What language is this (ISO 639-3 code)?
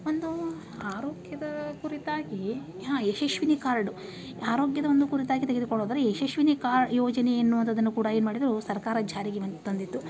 kan